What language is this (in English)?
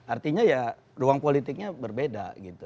Indonesian